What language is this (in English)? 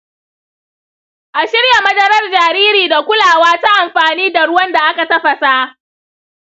Hausa